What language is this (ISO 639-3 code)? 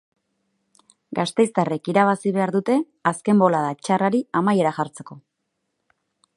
eus